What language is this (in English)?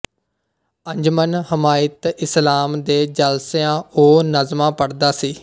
Punjabi